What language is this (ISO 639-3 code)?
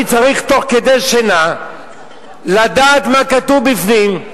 heb